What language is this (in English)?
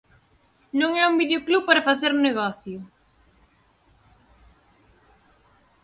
Galician